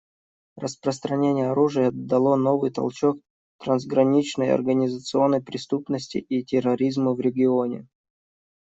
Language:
Russian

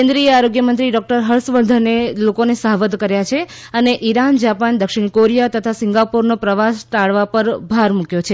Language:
Gujarati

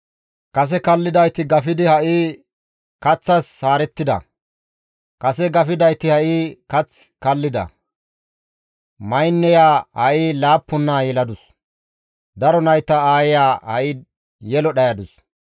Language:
Gamo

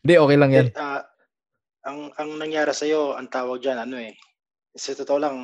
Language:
Filipino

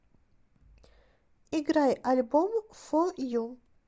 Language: Russian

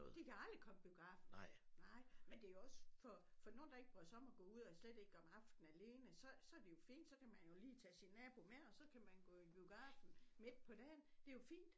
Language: Danish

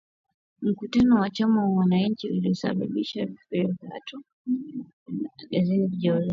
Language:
Swahili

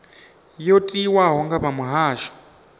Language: Venda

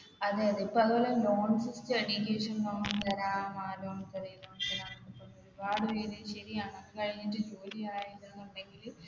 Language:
Malayalam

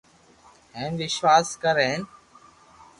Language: Loarki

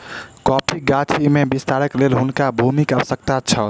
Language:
Maithili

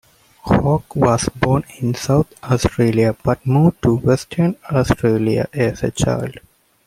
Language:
English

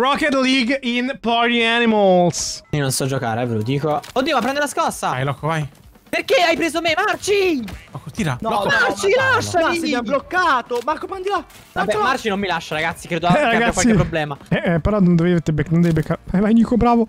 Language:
Italian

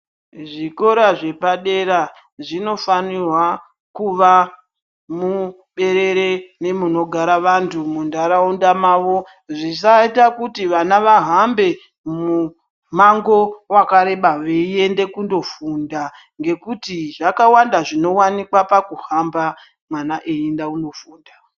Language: Ndau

